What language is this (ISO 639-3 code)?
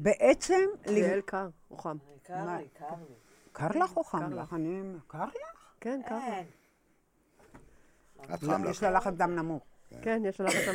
heb